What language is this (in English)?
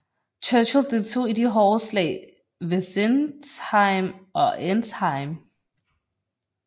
Danish